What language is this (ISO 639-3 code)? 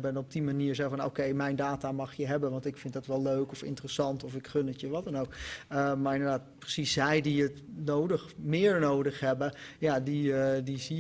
nld